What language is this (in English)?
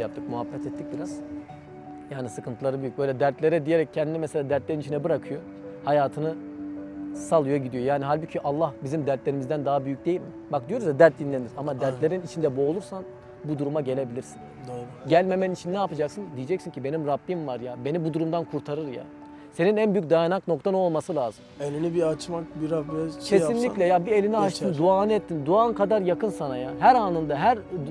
Turkish